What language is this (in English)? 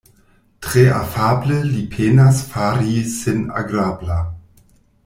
Esperanto